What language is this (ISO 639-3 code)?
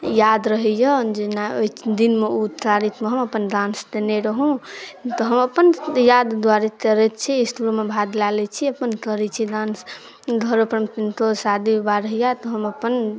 mai